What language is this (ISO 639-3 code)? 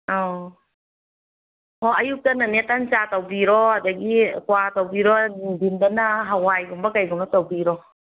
mni